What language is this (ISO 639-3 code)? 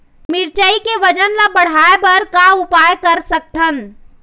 hne